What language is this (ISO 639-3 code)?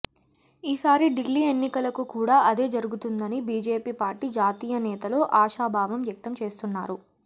tel